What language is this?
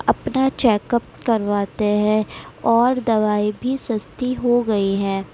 Urdu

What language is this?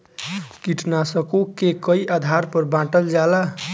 Bhojpuri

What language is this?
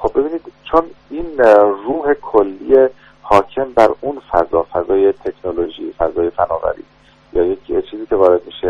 Persian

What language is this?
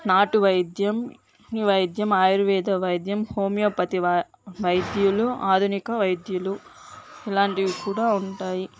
Telugu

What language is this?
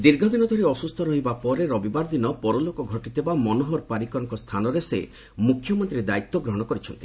Odia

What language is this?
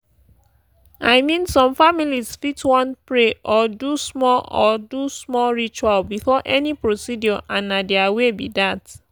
Nigerian Pidgin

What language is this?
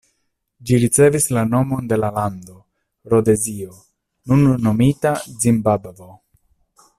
Esperanto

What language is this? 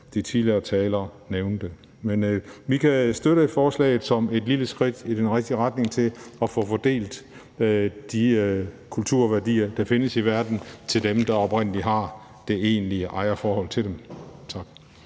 Danish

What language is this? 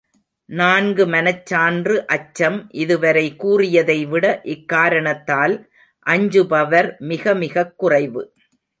Tamil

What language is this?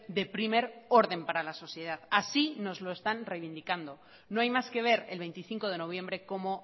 Spanish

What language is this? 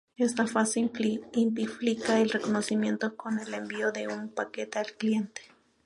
Spanish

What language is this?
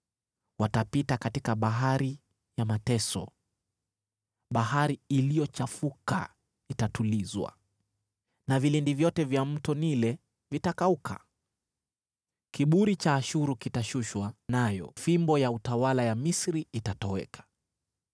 Swahili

